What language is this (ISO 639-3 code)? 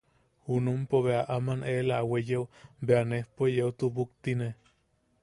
yaq